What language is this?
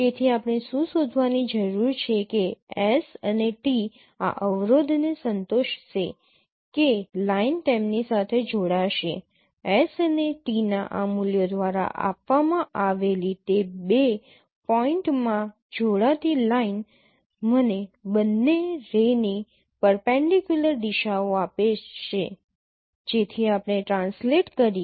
Gujarati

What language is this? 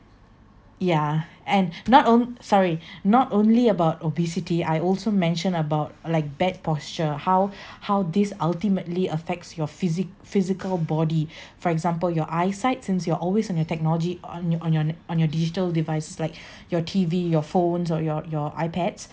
English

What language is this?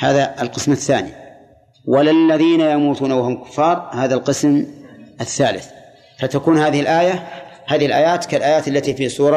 Arabic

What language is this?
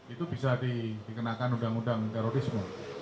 Indonesian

